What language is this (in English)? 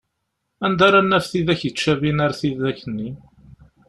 Kabyle